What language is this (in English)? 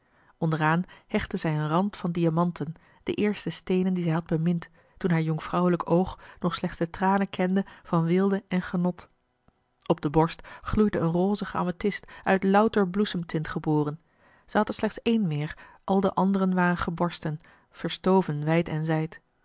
Dutch